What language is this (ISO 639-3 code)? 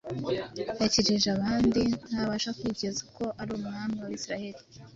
kin